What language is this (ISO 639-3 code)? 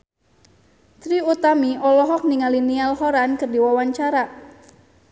sun